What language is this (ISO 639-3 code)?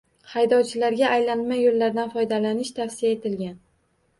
uzb